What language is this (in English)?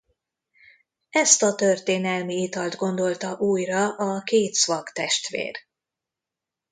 Hungarian